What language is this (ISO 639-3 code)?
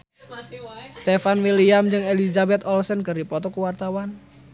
sun